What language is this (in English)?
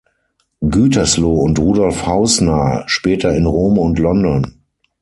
German